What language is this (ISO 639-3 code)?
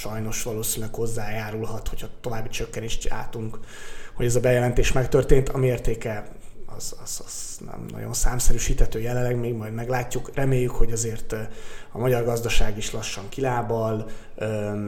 hun